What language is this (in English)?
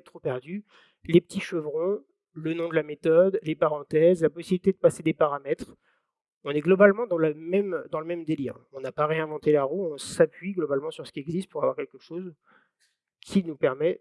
French